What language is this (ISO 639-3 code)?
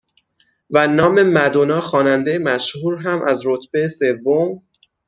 fas